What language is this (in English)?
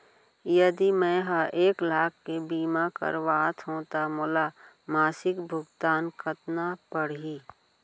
Chhattisgarhi